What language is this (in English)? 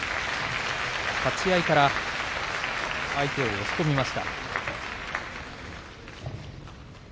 Japanese